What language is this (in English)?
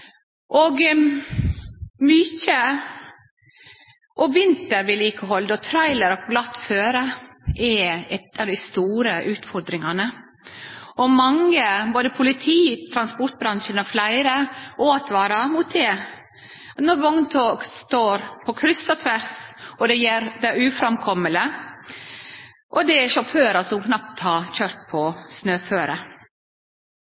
Norwegian Nynorsk